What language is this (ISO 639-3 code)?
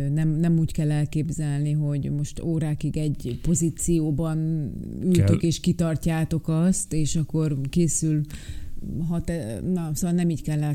hun